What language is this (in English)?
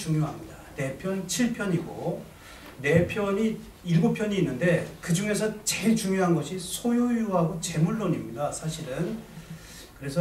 Korean